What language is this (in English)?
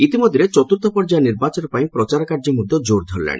Odia